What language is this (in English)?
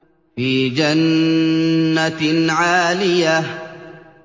Arabic